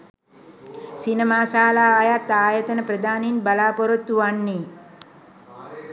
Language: Sinhala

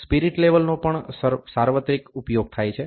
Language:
Gujarati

